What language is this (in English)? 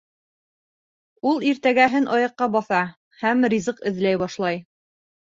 Bashkir